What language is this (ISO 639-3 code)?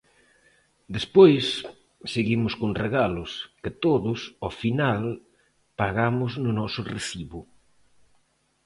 glg